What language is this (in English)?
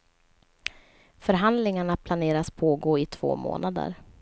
Swedish